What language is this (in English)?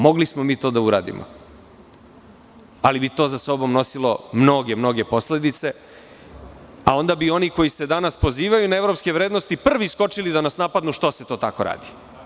Serbian